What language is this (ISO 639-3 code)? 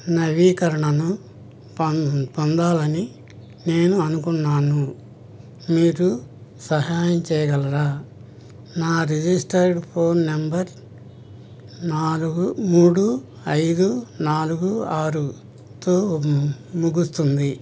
tel